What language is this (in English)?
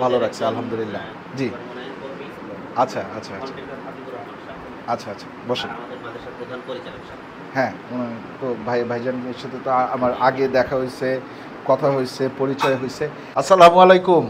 Arabic